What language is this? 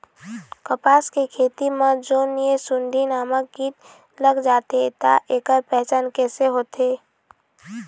Chhattisgarhi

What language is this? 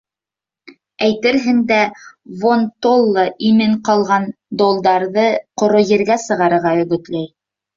Bashkir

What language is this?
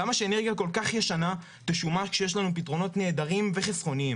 Hebrew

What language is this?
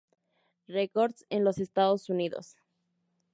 Spanish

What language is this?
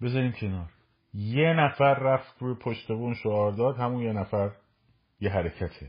Persian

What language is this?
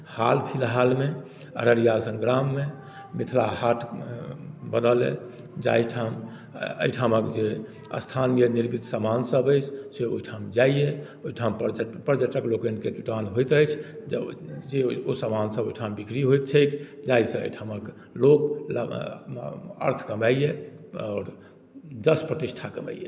Maithili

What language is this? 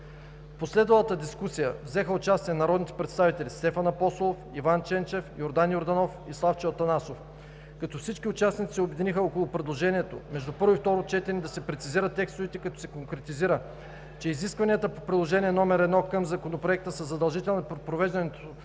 Bulgarian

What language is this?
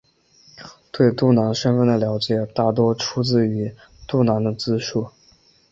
Chinese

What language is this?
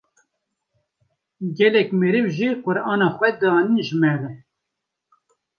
Kurdish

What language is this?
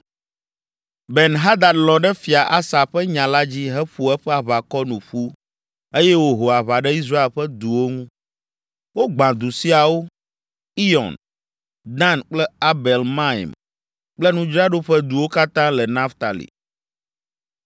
Ewe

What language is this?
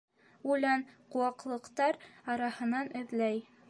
Bashkir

